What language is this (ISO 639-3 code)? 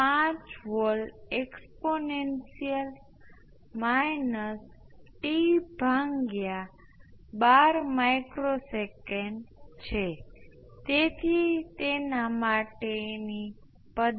guj